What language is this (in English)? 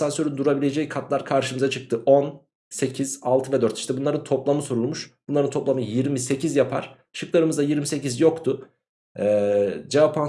Turkish